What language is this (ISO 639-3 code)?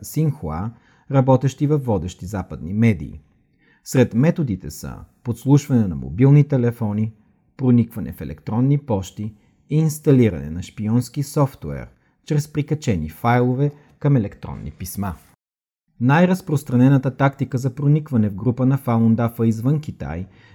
bul